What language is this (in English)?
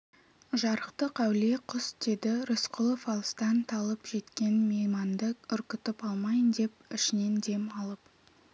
Kazakh